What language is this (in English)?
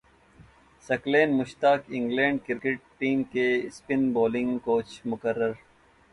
Urdu